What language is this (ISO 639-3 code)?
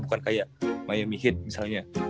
ind